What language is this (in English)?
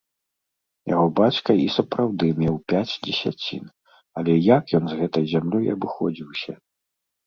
Belarusian